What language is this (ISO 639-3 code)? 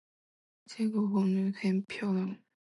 zho